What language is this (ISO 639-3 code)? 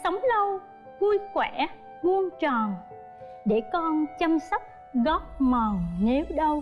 vie